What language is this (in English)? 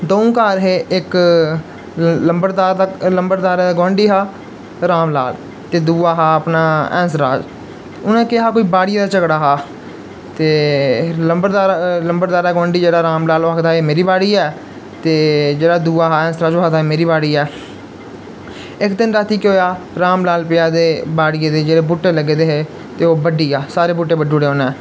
Dogri